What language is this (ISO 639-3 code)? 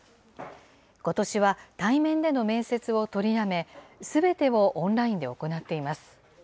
jpn